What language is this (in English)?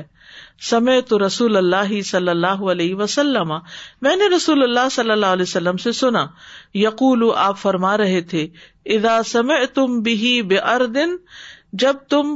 Urdu